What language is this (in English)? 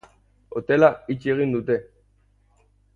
Basque